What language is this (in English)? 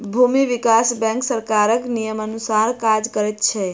Maithili